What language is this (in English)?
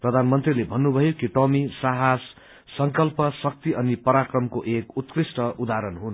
Nepali